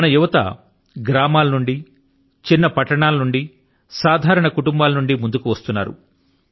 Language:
Telugu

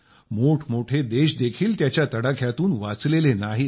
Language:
Marathi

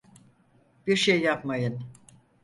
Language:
Turkish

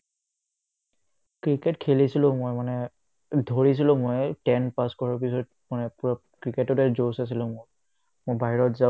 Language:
Assamese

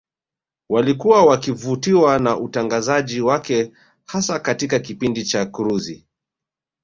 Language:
Swahili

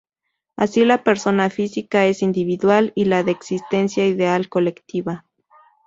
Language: Spanish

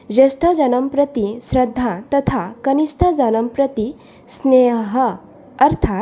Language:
Sanskrit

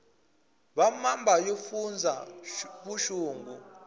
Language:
Tsonga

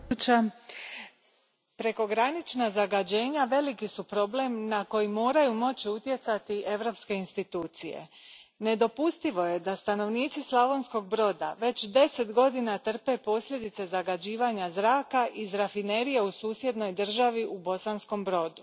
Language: Croatian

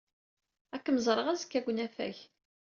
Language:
Kabyle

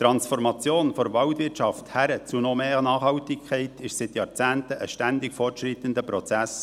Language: Swiss German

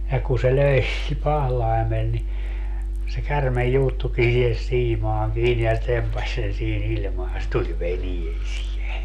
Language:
Finnish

